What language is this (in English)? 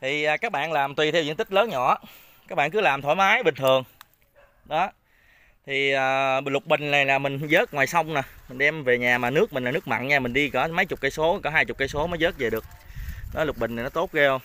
Vietnamese